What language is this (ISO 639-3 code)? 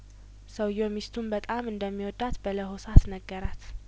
amh